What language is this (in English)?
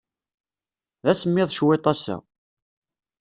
Kabyle